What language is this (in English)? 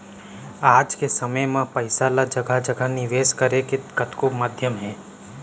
Chhattisgarhi